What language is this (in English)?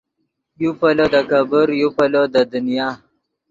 Yidgha